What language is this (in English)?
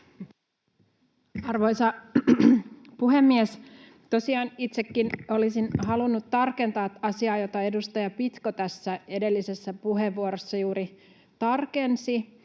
Finnish